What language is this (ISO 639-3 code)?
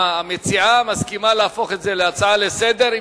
heb